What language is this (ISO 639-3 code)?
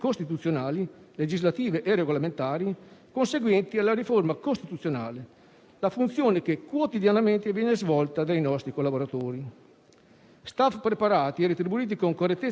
ita